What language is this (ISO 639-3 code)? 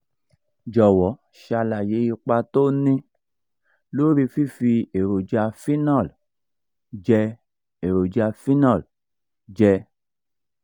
yor